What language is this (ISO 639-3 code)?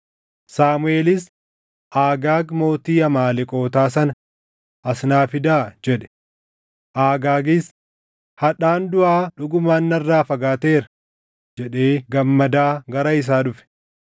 orm